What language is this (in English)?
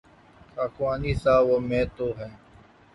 Urdu